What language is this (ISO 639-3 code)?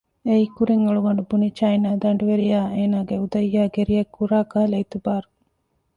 div